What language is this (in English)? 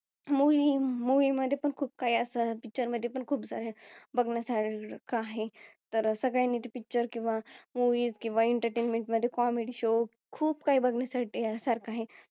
Marathi